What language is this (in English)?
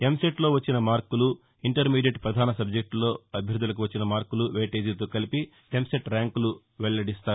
Telugu